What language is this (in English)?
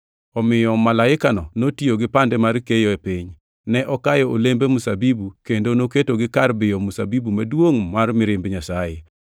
Luo (Kenya and Tanzania)